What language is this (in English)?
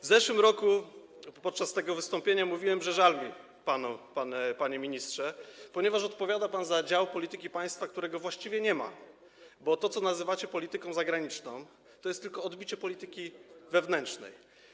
Polish